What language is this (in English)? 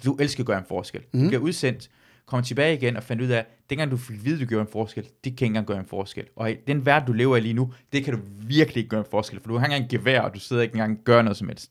Danish